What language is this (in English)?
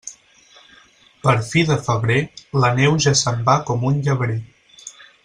Catalan